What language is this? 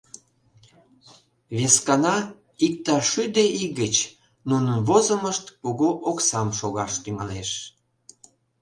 Mari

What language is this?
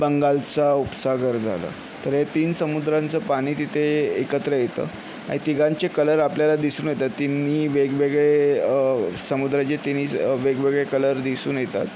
Marathi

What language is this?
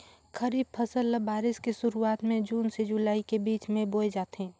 Chhattisgarhi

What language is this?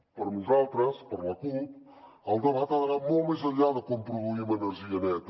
Catalan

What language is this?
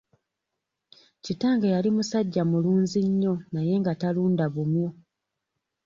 Ganda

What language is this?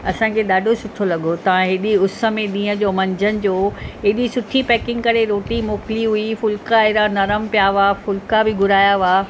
Sindhi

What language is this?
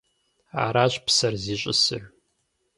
Kabardian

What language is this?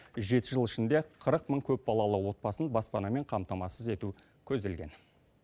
Kazakh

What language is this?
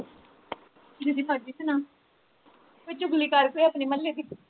Punjabi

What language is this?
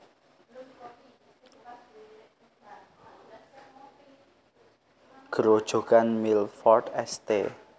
Javanese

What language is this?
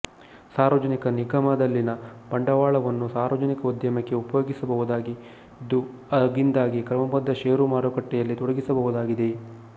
Kannada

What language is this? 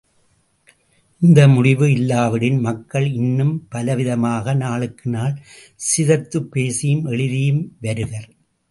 Tamil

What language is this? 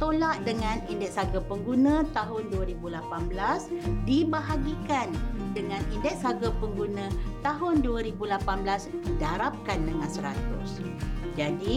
Malay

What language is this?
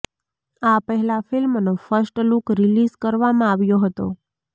Gujarati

